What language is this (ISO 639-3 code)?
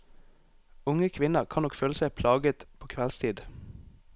nor